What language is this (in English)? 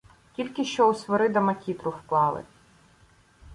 Ukrainian